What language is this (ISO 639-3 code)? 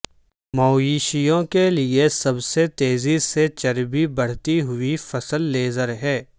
urd